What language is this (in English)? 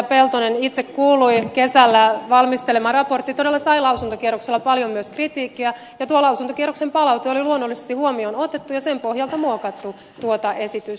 Finnish